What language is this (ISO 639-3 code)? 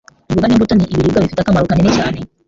kin